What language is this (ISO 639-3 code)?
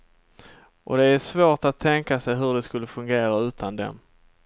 swe